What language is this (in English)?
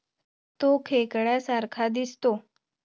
Marathi